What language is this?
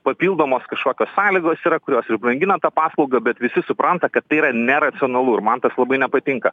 Lithuanian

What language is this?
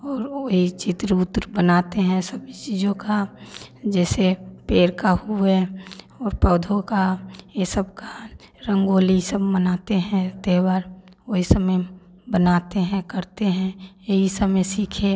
Hindi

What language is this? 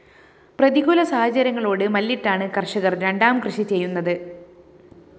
Malayalam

